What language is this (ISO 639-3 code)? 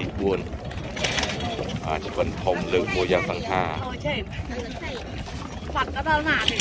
tha